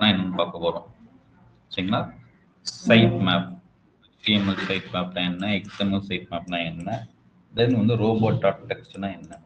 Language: Tamil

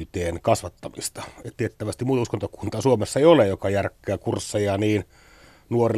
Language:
Finnish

